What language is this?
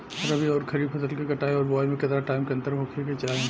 Bhojpuri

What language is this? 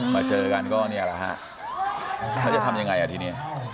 Thai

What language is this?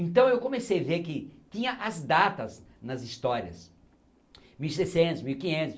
Portuguese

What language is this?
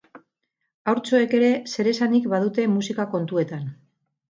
Basque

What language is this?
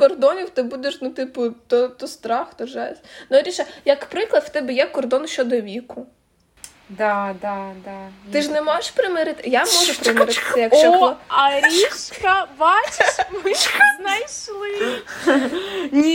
Ukrainian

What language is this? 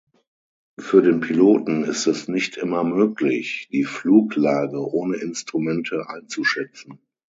German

